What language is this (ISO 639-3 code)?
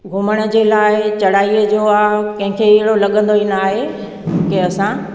snd